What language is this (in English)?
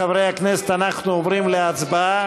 Hebrew